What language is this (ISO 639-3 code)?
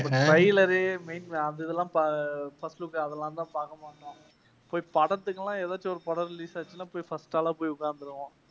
tam